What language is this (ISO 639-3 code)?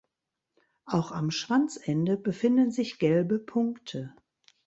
deu